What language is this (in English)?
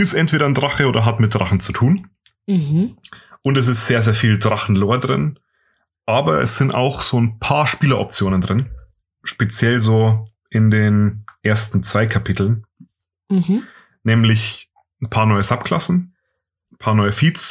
German